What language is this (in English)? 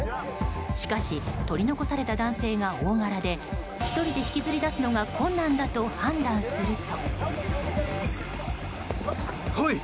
Japanese